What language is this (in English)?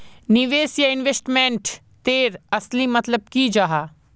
Magahi